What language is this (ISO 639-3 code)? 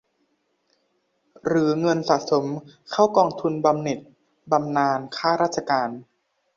tha